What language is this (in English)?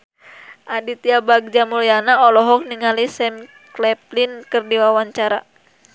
Sundanese